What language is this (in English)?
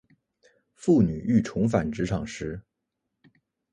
Chinese